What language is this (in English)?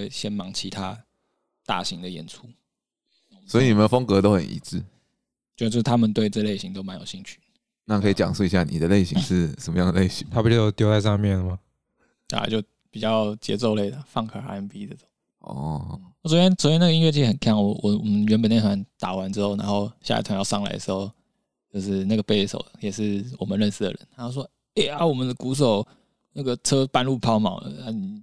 Chinese